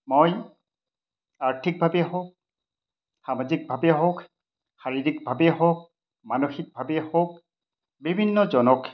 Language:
Assamese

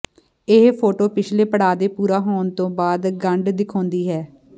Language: Punjabi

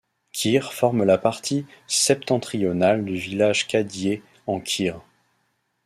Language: French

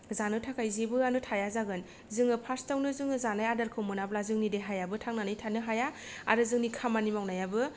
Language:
Bodo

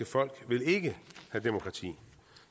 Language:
Danish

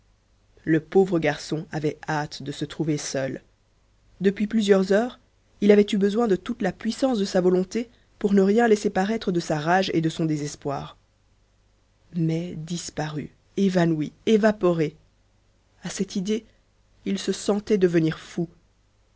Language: French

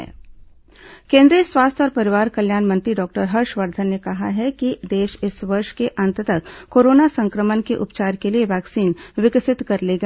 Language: Hindi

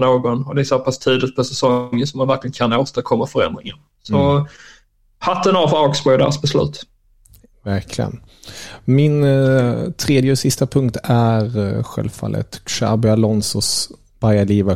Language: Swedish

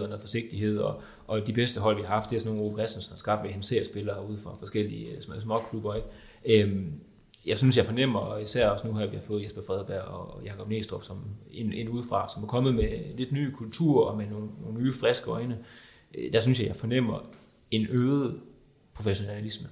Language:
Danish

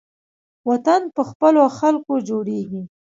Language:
Pashto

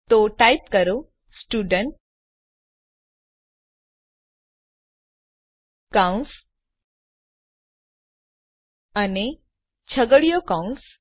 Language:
Gujarati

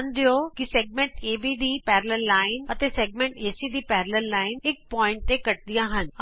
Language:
Punjabi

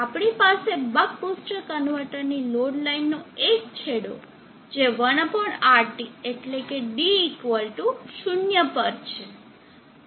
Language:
Gujarati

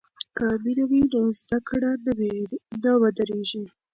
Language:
Pashto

